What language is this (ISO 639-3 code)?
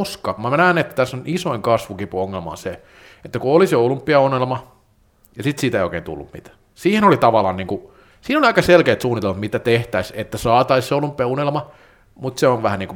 fin